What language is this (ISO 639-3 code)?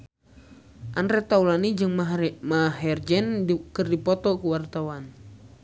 sun